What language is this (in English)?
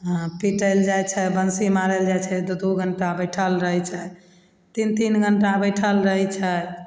Maithili